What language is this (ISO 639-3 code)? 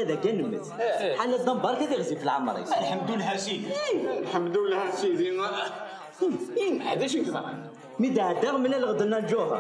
ara